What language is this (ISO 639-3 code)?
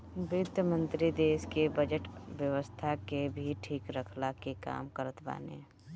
bho